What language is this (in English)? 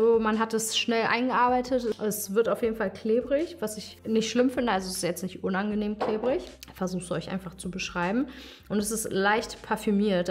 German